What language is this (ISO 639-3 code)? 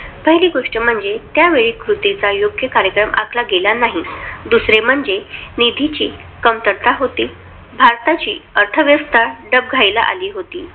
mar